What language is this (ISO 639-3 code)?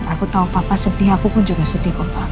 ind